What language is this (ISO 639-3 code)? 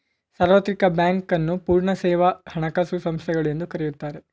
kan